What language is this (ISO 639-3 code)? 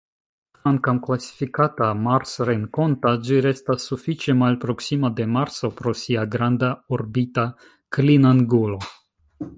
epo